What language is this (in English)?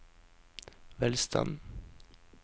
Norwegian